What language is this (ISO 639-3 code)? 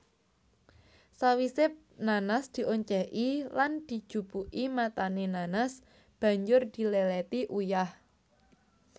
jav